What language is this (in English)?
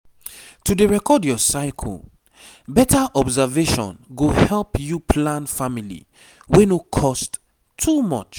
Nigerian Pidgin